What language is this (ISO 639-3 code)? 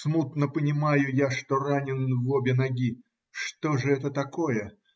rus